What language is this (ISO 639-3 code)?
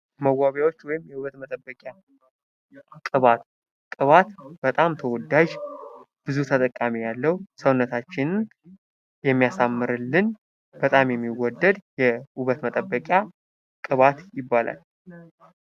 amh